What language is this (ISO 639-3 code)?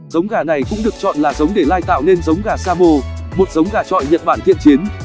vie